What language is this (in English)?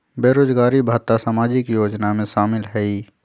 Magahi